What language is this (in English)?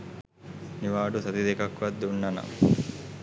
Sinhala